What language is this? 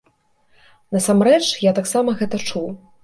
Belarusian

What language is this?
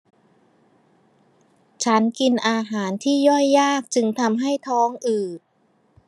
Thai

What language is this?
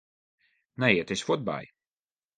Western Frisian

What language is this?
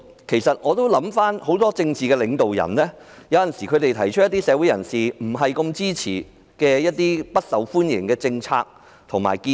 Cantonese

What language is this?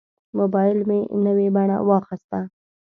Pashto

